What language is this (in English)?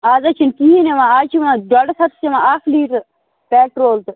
Kashmiri